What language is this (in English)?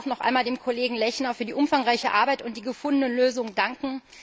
German